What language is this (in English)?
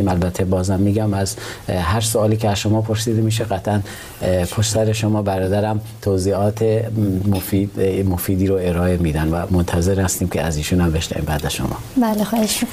Persian